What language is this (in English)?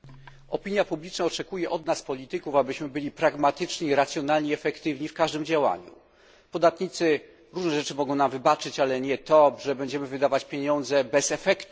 Polish